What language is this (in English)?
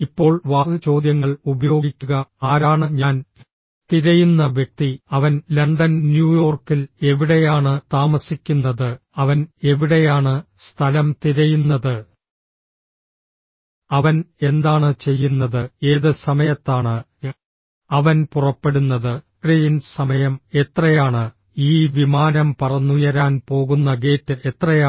Malayalam